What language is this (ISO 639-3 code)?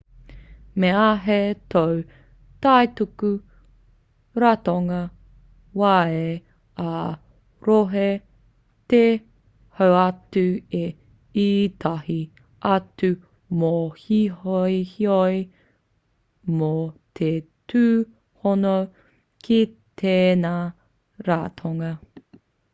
mri